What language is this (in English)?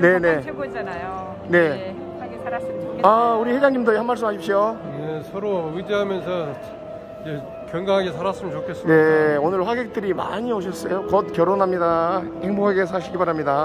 Korean